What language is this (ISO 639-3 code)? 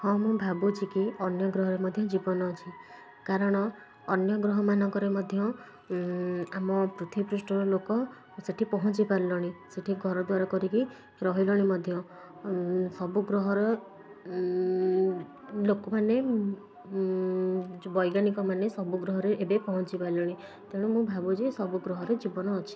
ori